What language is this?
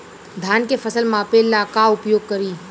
Bhojpuri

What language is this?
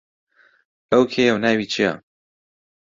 Central Kurdish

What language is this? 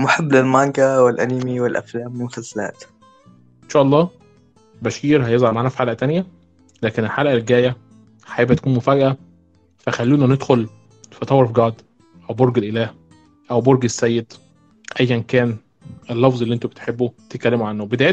Arabic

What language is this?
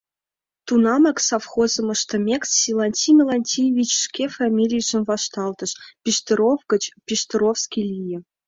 Mari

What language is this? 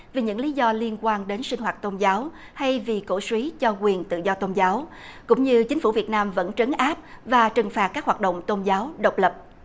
Vietnamese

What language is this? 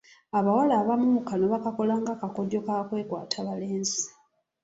Ganda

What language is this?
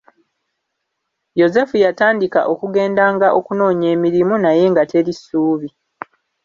Ganda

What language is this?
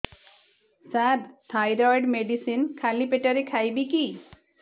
Odia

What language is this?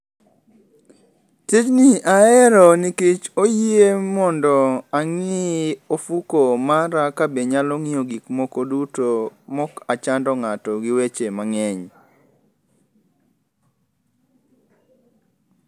Luo (Kenya and Tanzania)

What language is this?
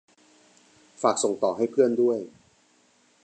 Thai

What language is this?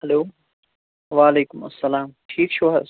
Kashmiri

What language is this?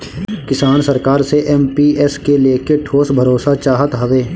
Bhojpuri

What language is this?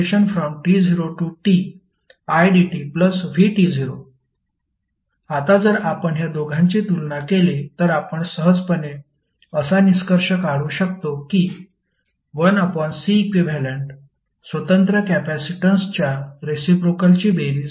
Marathi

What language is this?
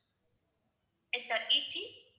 Tamil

